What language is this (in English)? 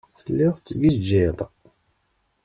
Kabyle